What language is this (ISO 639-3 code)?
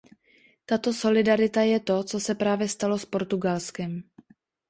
ces